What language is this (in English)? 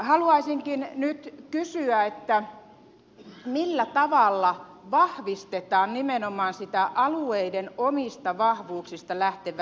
Finnish